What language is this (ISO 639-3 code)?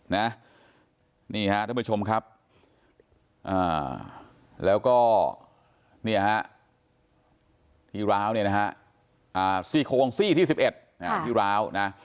tha